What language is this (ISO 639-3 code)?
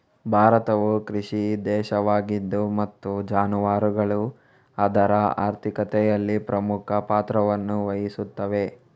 kan